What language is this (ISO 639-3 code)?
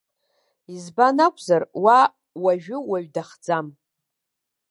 abk